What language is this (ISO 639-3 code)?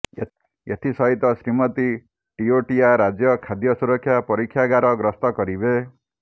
ori